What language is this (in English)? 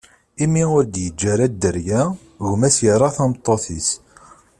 Kabyle